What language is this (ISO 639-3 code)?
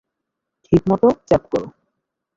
ben